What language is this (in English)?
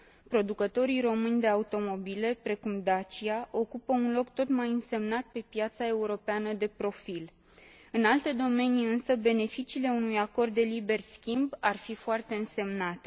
Romanian